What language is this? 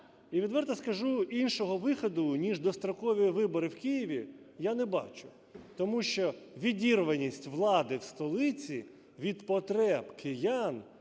Ukrainian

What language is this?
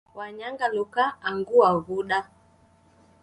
Taita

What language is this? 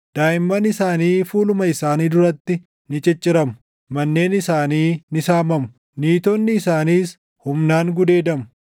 Oromo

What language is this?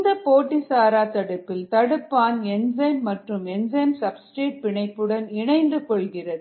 Tamil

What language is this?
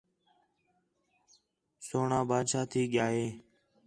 Khetrani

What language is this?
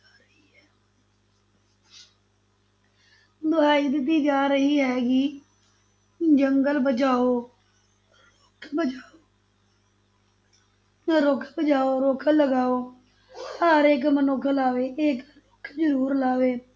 Punjabi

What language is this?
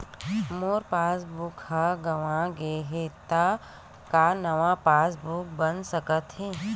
Chhattisgarhi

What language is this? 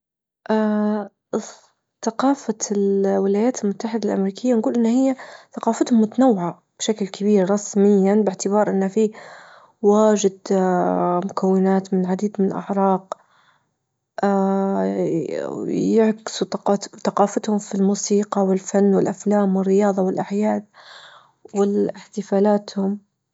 Libyan Arabic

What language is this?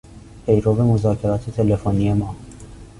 Persian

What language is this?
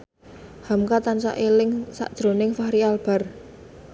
Javanese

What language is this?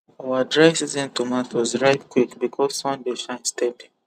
Nigerian Pidgin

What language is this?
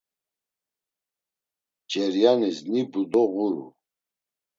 Laz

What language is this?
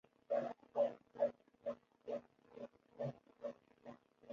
Chinese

